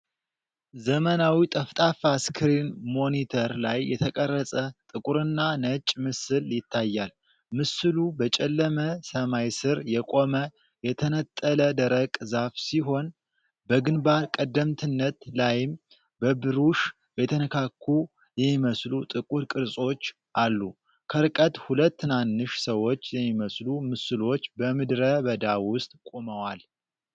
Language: Amharic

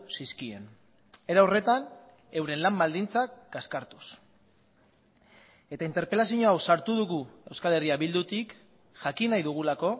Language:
Basque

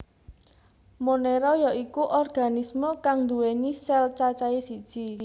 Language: Javanese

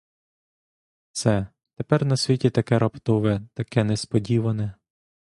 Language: Ukrainian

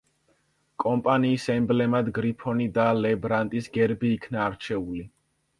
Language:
Georgian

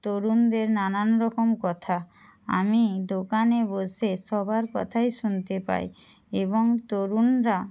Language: Bangla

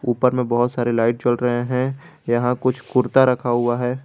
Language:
Hindi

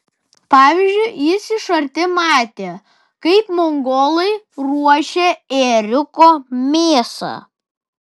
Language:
Lithuanian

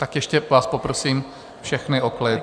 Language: Czech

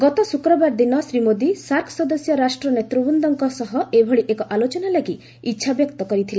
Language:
Odia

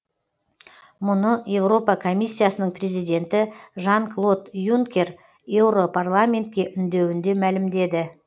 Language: Kazakh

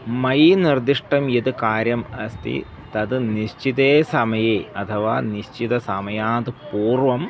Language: Sanskrit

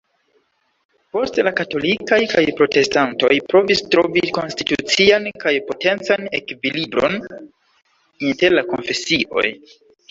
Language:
Esperanto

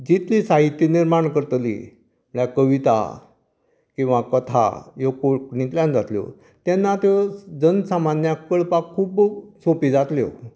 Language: Konkani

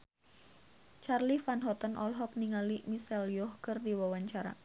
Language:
Sundanese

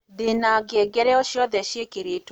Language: Kikuyu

